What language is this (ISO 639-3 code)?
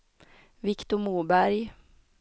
swe